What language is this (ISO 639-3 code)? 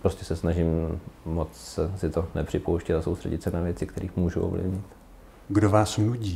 ces